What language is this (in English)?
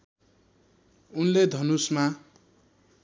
Nepali